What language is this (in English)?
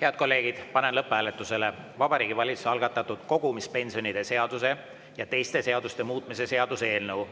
Estonian